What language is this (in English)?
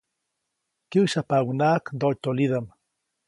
Copainalá Zoque